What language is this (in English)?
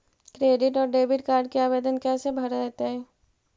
Magahi